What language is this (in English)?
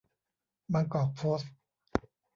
Thai